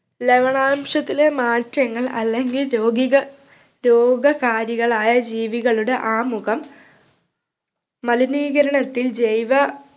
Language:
Malayalam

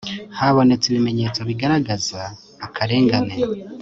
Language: Kinyarwanda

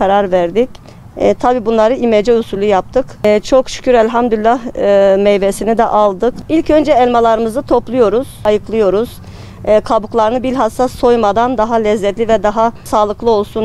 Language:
Turkish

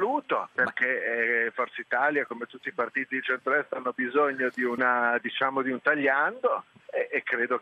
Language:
Italian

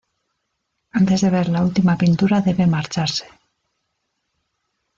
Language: Spanish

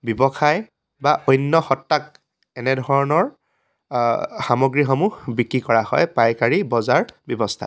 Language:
Assamese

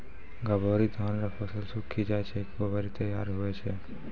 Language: Maithili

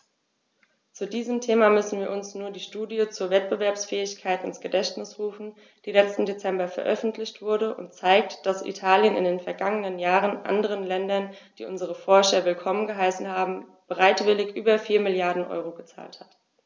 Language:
German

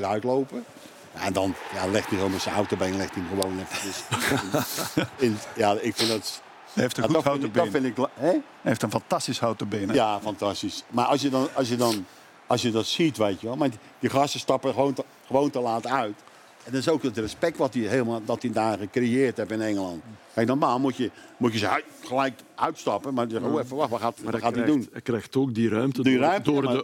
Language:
Dutch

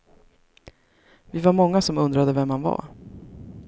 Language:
Swedish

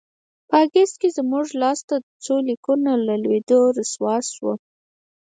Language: Pashto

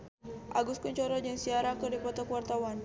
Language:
Sundanese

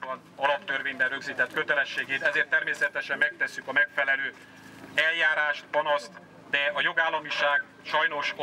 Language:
Hungarian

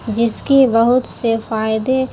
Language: Urdu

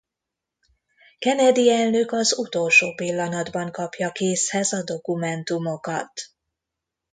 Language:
Hungarian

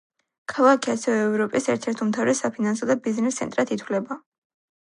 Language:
Georgian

